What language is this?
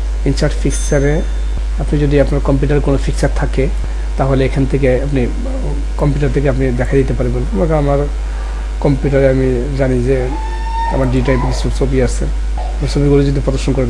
Bangla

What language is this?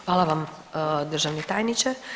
Croatian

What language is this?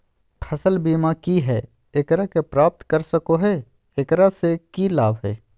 Magahi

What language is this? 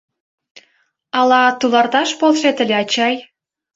Mari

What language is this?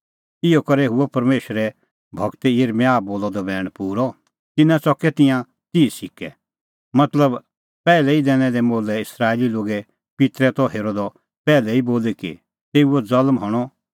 Kullu Pahari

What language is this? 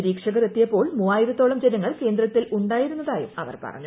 Malayalam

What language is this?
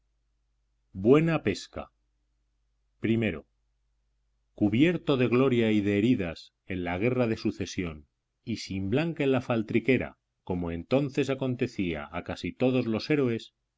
Spanish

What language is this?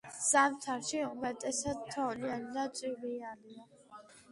Georgian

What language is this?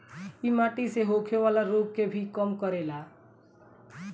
Bhojpuri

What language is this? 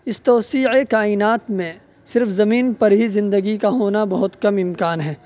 Urdu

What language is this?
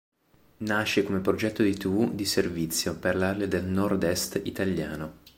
Italian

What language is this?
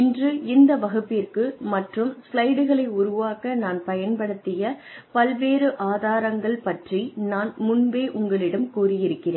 Tamil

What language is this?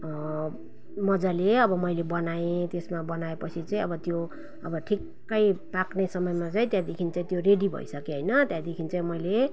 Nepali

